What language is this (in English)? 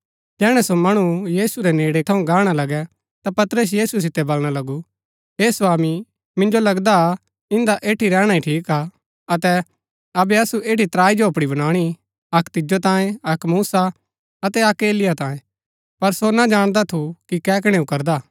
Gaddi